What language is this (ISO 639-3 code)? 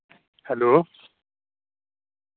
doi